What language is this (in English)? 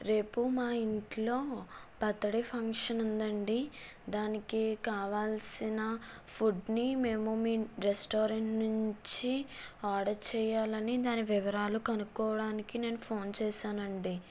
Telugu